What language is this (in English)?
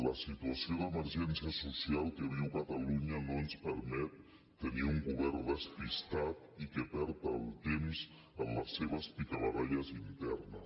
Catalan